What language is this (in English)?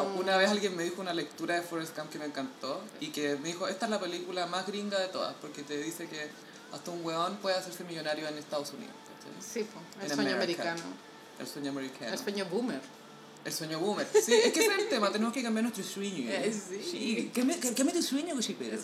Spanish